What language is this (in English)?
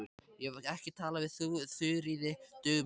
Icelandic